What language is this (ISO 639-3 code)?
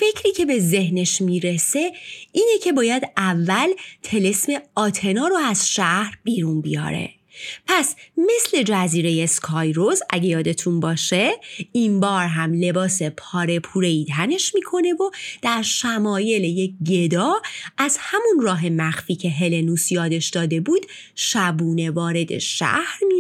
fas